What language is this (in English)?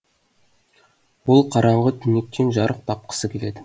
Kazakh